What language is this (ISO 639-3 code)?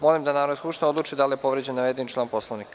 srp